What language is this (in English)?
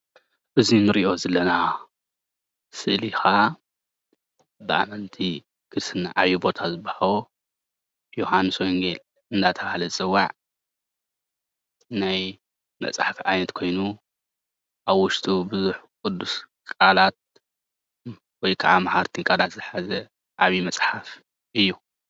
Tigrinya